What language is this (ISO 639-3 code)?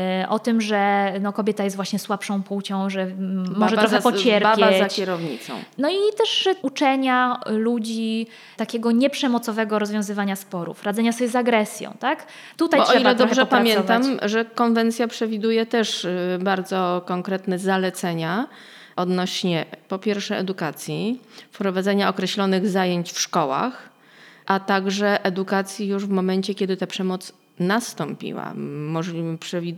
pol